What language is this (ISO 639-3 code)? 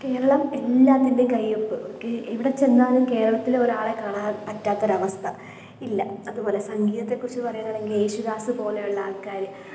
mal